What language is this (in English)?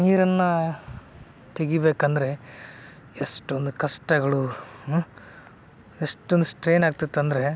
Kannada